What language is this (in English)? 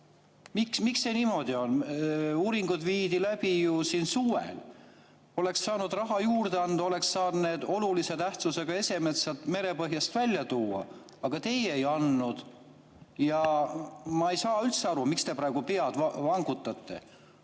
Estonian